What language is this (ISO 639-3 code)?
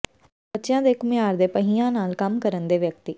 pan